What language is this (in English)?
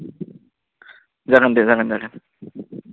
Bodo